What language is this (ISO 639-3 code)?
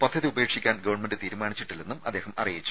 mal